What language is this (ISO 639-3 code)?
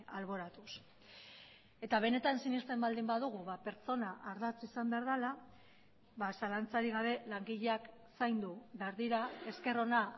eus